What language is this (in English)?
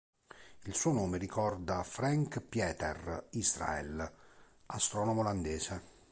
Italian